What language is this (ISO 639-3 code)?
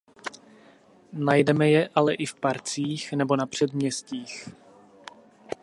ces